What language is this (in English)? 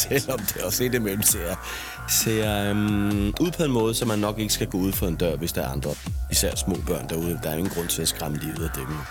Danish